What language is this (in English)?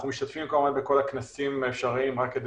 Hebrew